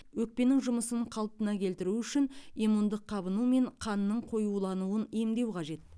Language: Kazakh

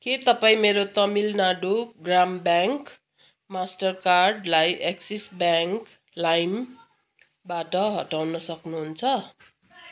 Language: Nepali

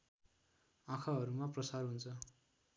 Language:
Nepali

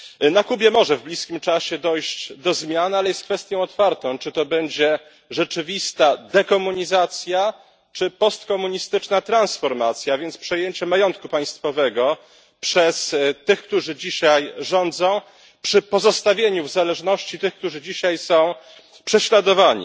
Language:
Polish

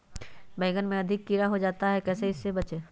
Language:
Magahi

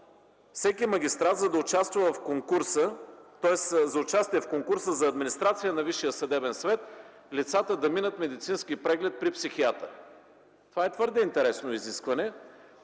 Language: Bulgarian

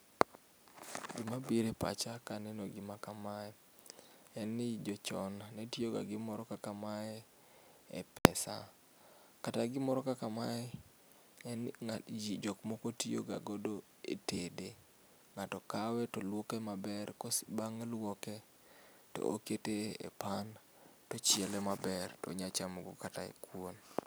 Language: Luo (Kenya and Tanzania)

